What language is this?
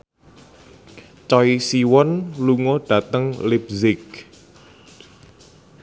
Javanese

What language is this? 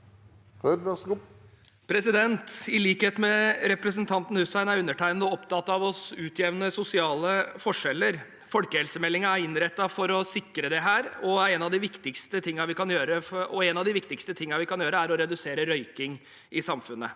Norwegian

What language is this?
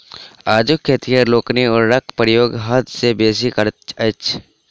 Maithili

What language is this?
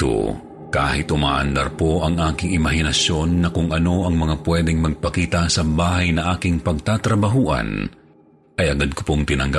Filipino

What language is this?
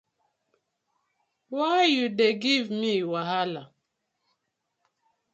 Nigerian Pidgin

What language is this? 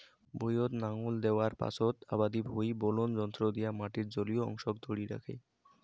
Bangla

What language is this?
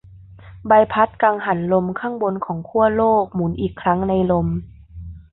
Thai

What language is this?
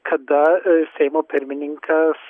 Lithuanian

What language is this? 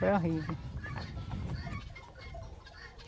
Portuguese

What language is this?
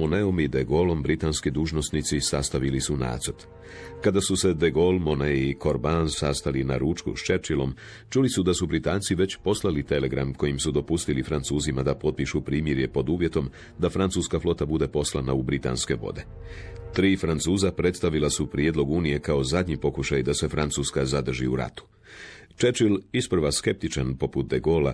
Croatian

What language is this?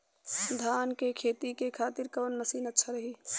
Bhojpuri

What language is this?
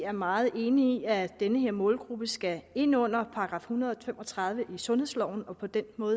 Danish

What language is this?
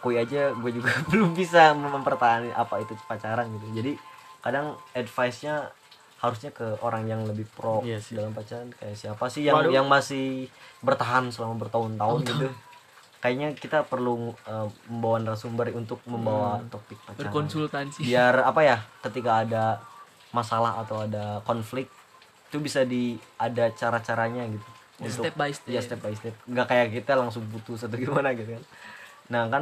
Indonesian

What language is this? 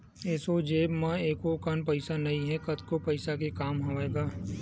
Chhattisgarhi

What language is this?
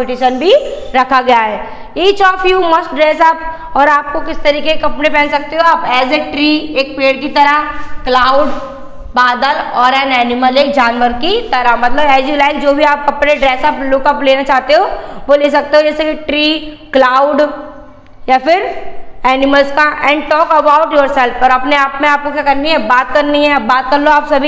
Hindi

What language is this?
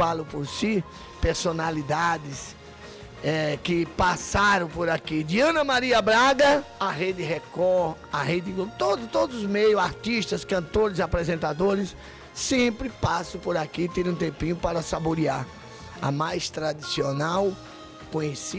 Portuguese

